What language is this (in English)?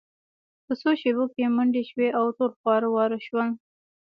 Pashto